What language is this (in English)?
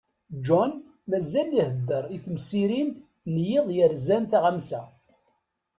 Kabyle